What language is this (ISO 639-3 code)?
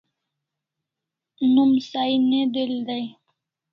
kls